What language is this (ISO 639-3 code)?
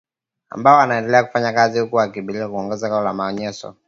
swa